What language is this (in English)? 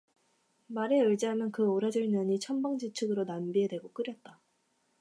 Korean